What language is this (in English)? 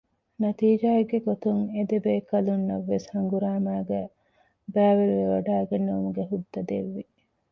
Divehi